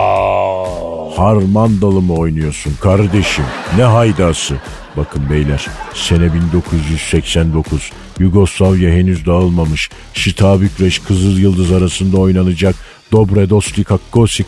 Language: Turkish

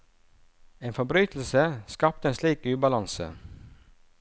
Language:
Norwegian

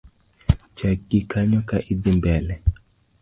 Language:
Luo (Kenya and Tanzania)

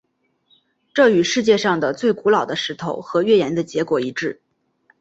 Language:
Chinese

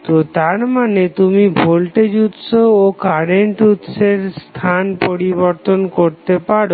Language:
Bangla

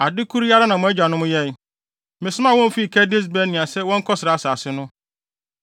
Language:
Akan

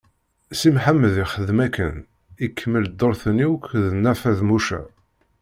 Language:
Kabyle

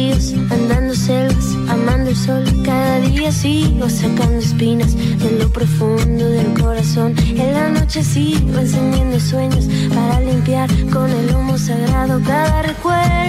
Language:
Spanish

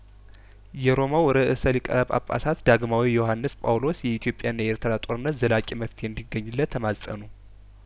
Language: Amharic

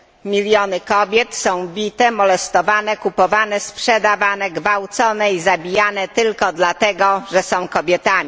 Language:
Polish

